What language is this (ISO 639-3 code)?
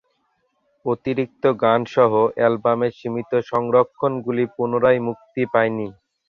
ben